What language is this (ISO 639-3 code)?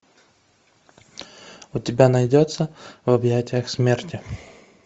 rus